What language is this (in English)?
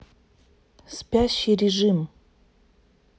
Russian